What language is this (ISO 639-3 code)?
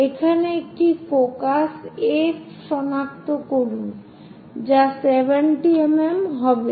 ben